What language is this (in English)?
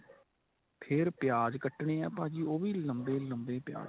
Punjabi